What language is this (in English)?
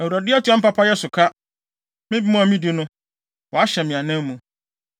Akan